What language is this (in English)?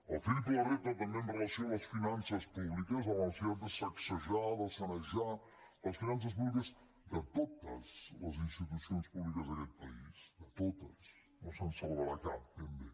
Catalan